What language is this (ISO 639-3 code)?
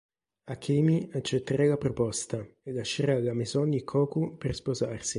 ita